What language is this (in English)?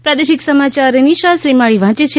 Gujarati